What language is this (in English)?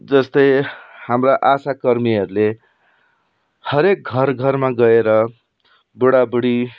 Nepali